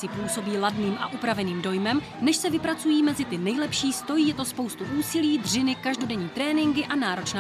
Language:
Czech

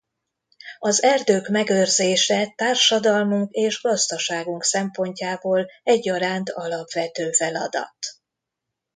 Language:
Hungarian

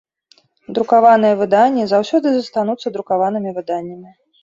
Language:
Belarusian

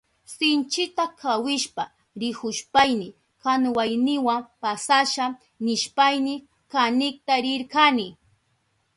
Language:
Southern Pastaza Quechua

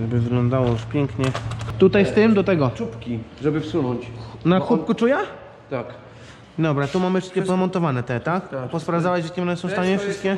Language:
Polish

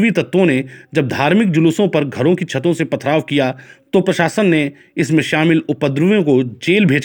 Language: Hindi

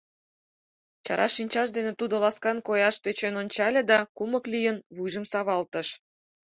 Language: Mari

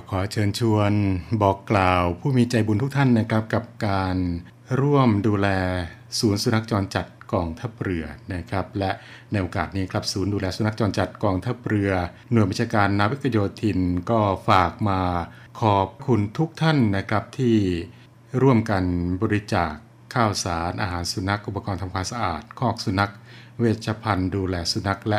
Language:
Thai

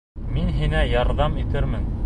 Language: Bashkir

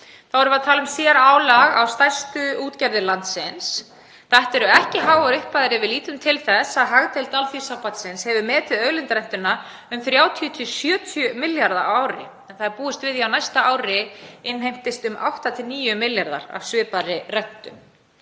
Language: Icelandic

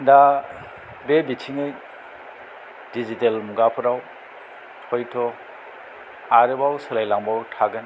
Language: Bodo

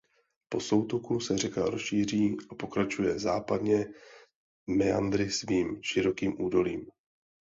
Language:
Czech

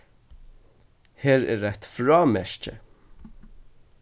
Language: Faroese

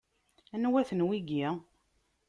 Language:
Kabyle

